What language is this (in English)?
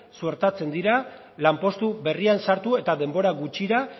Basque